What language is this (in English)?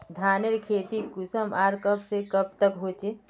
Magahi